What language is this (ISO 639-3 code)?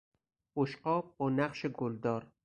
fas